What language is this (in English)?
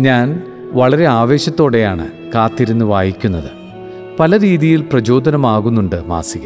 Malayalam